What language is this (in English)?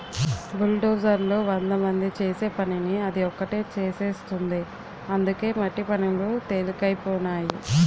Telugu